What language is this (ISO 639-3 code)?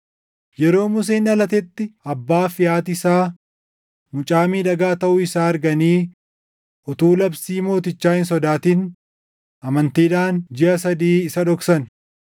orm